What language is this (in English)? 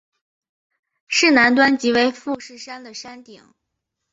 Chinese